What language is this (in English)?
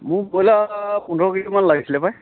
Assamese